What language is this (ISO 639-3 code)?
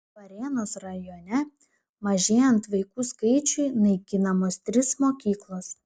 lit